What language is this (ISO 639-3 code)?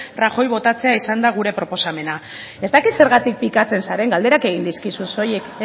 eus